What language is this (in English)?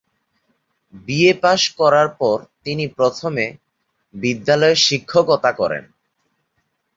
Bangla